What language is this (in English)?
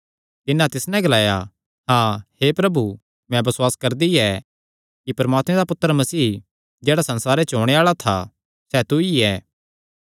Kangri